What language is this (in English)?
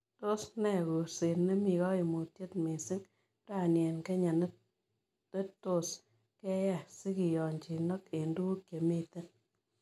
Kalenjin